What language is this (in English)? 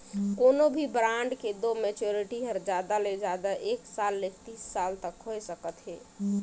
Chhattisgarhi